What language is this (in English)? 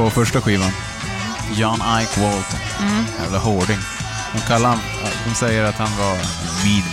Swedish